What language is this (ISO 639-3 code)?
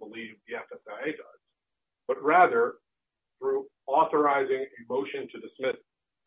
eng